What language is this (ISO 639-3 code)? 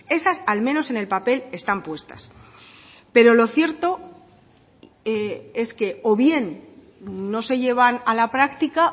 spa